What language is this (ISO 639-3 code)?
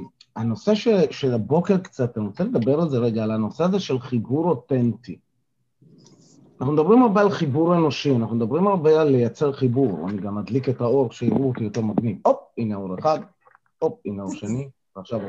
heb